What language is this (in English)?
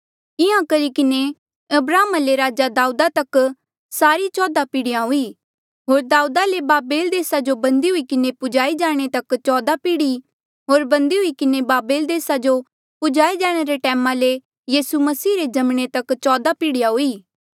Mandeali